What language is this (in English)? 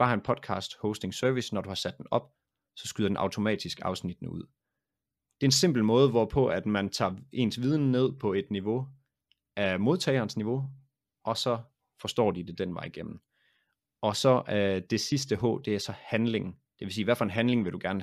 Danish